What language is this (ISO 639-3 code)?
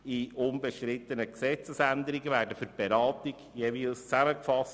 gsw